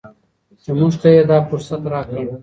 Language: Pashto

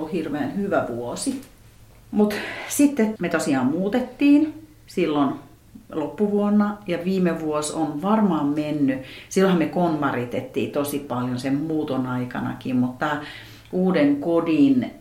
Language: Finnish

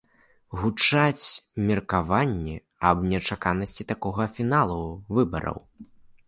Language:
Belarusian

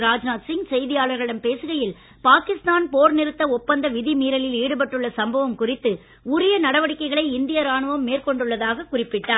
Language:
Tamil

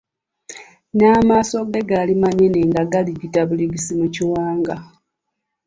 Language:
Ganda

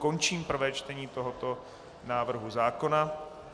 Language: Czech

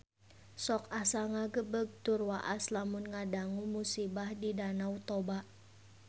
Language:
Sundanese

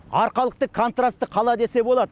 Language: Kazakh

